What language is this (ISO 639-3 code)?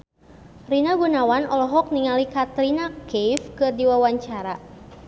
sun